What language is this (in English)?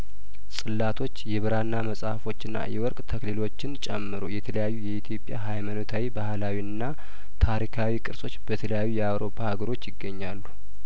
Amharic